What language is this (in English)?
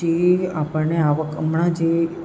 Gujarati